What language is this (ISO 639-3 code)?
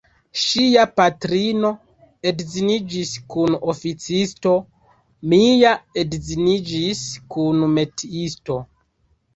epo